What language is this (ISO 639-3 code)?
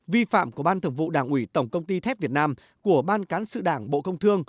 vie